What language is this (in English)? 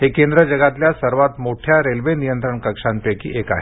Marathi